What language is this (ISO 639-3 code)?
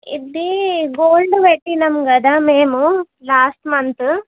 tel